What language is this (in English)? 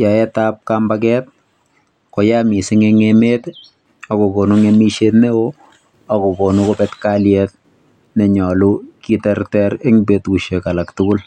Kalenjin